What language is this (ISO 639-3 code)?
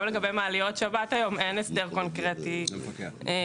heb